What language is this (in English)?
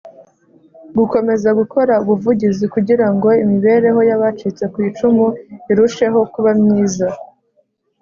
Kinyarwanda